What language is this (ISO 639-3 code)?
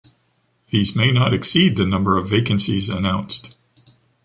eng